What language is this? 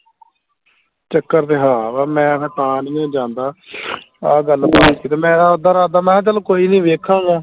Punjabi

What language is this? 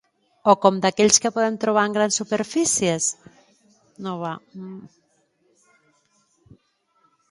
Catalan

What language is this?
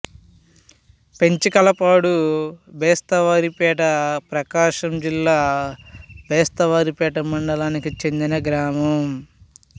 Telugu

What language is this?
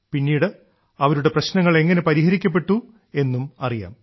Malayalam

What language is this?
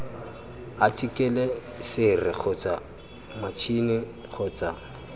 Tswana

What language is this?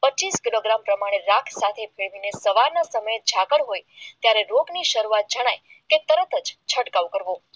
Gujarati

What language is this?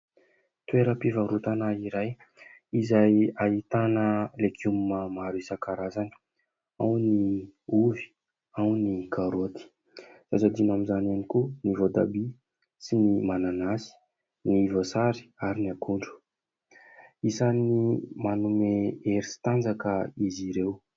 Malagasy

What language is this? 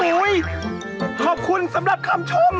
Thai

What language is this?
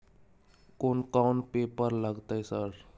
Maithili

